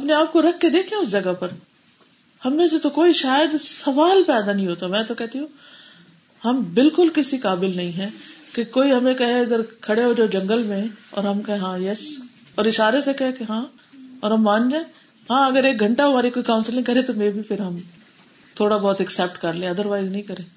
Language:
Urdu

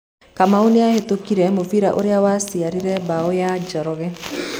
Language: Kikuyu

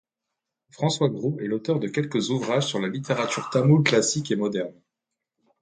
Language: French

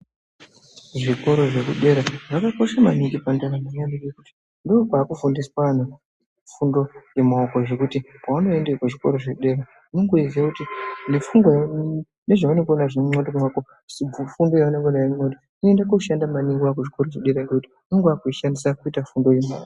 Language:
Ndau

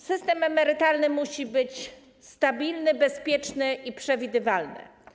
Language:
Polish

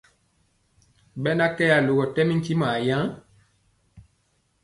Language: Mpiemo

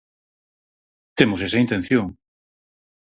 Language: Galician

